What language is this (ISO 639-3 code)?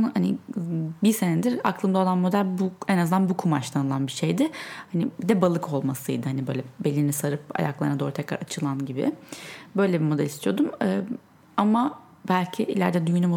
tur